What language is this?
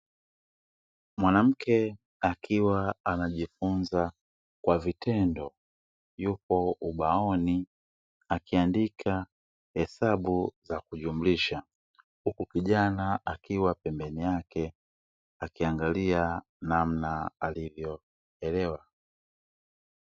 Swahili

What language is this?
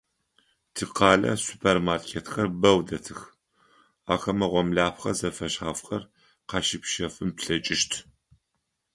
Adyghe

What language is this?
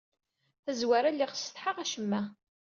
Kabyle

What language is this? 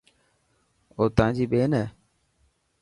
Dhatki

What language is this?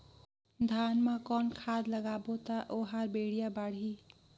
Chhattisgarhi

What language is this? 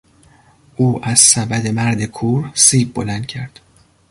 Persian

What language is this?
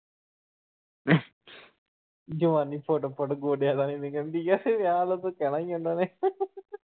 Punjabi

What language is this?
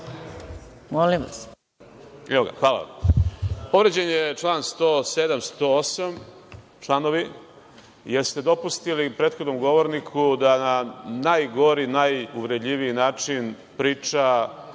Serbian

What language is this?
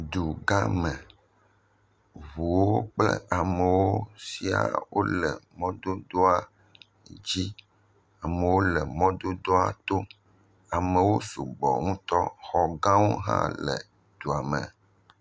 Ewe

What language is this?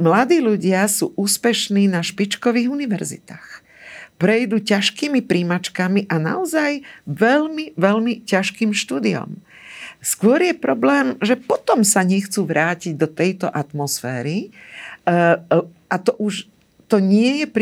Slovak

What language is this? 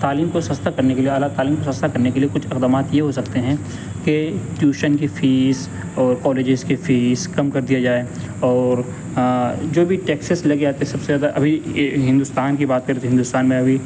Urdu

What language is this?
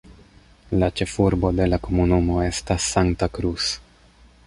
Esperanto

